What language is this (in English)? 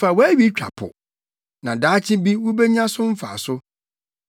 Akan